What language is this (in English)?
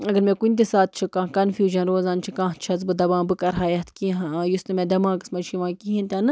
Kashmiri